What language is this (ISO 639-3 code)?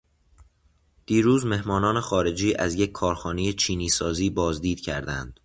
fas